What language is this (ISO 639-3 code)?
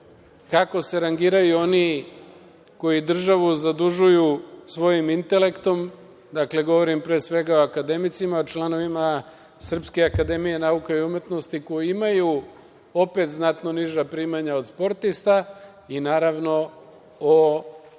srp